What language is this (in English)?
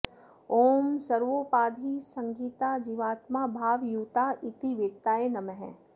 Sanskrit